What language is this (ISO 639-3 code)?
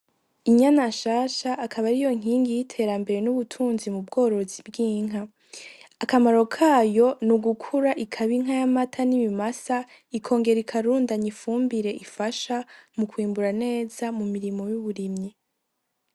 run